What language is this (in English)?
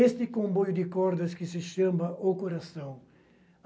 Portuguese